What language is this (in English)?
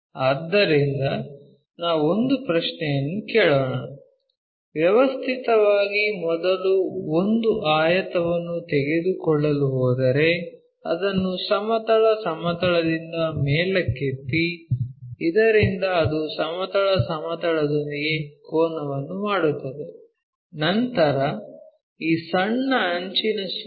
Kannada